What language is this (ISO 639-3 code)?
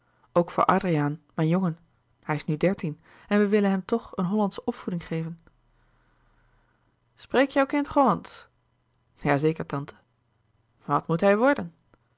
nld